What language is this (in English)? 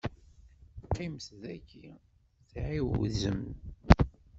Kabyle